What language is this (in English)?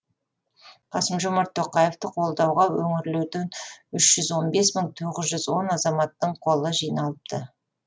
Kazakh